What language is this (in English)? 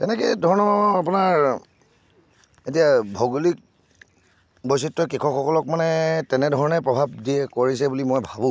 Assamese